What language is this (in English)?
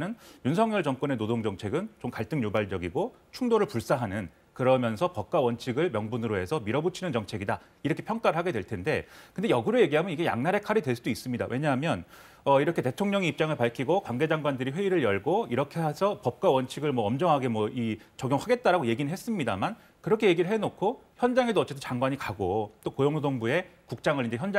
Korean